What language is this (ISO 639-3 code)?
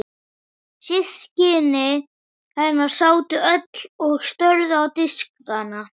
isl